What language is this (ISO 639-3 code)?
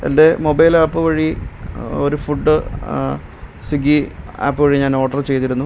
mal